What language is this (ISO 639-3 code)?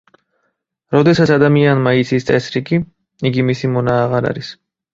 kat